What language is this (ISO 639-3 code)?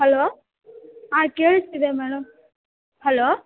kan